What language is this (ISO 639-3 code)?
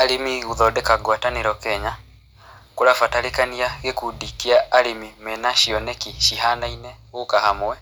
kik